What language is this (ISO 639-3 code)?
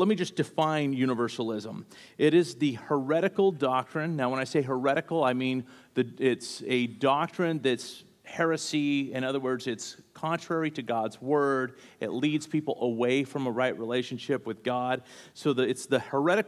eng